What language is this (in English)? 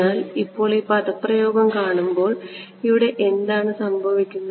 Malayalam